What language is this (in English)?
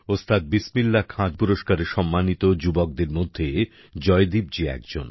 Bangla